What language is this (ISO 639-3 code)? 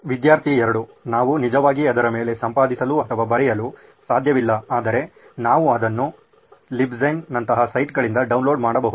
kan